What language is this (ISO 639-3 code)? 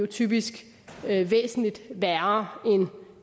dan